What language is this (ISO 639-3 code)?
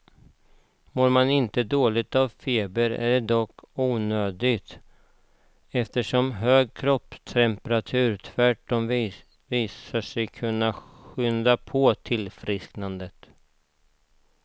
swe